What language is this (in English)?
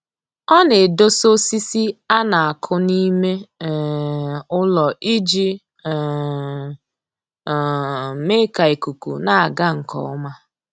Igbo